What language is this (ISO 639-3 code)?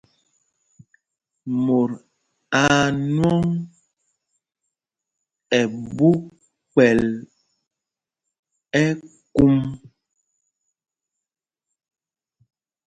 mgg